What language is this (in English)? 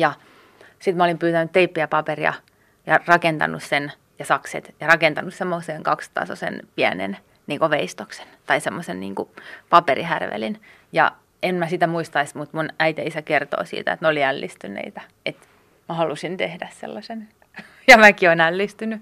Finnish